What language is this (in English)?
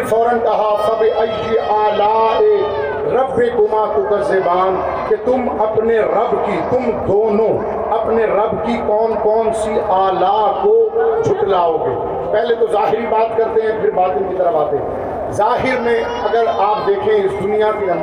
Urdu